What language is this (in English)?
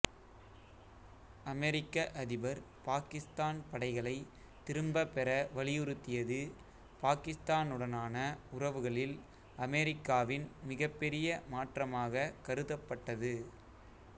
Tamil